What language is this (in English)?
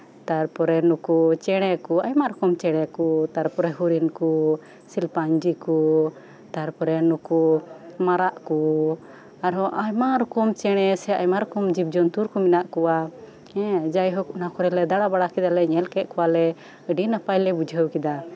Santali